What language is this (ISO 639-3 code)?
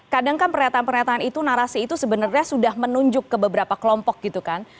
ind